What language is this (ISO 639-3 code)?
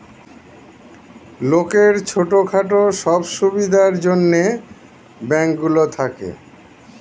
ben